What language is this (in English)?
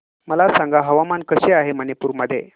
Marathi